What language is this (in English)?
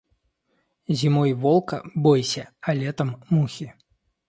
Russian